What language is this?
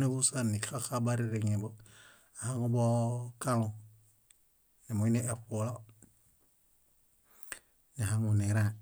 Bayot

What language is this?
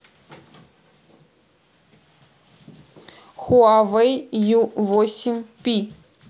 Russian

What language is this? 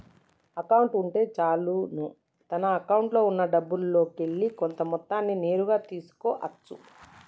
Telugu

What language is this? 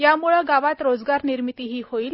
Marathi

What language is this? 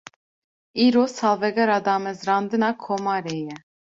Kurdish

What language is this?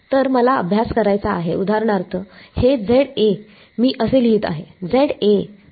Marathi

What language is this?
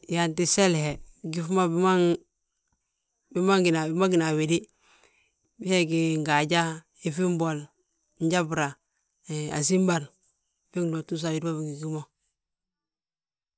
Balanta-Ganja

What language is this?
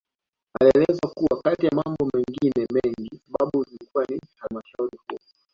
Swahili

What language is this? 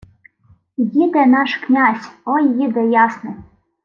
Ukrainian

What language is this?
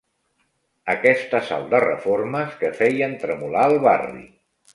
Catalan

